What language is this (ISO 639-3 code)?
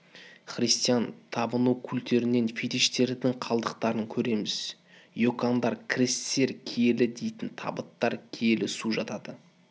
kaz